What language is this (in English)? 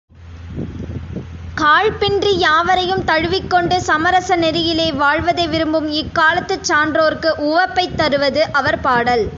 Tamil